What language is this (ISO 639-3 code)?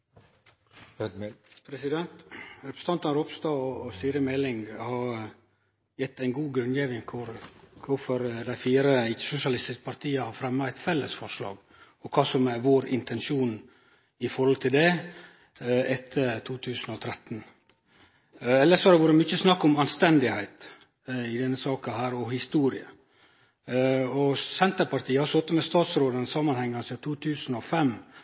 nno